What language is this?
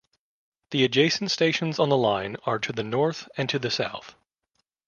English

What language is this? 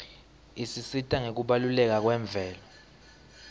Swati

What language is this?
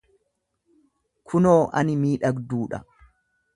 Oromo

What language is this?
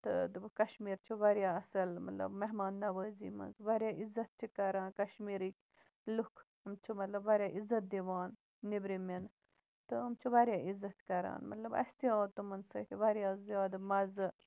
Kashmiri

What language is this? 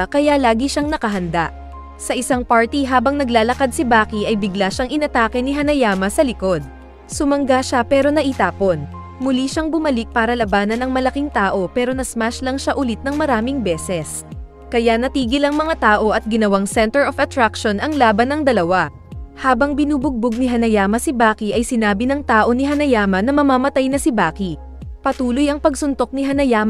Filipino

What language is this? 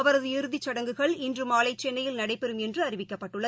Tamil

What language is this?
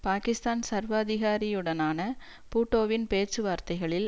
Tamil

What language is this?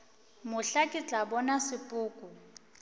Northern Sotho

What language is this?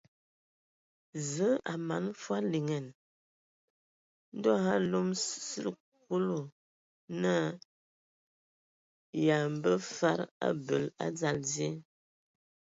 Ewondo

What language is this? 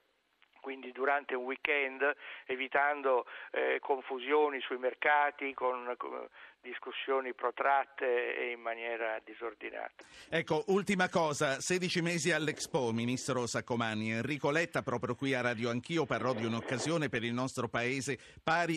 Italian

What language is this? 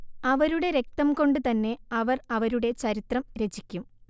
Malayalam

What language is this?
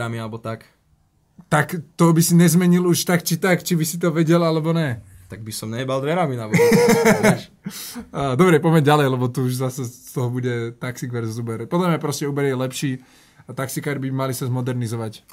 Slovak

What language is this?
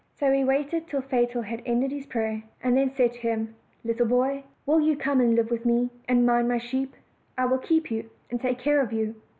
English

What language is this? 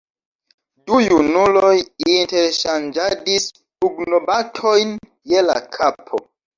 Esperanto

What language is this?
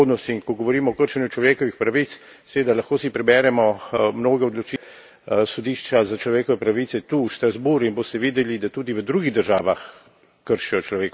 Slovenian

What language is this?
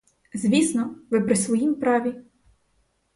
Ukrainian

